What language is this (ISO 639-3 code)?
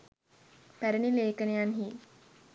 sin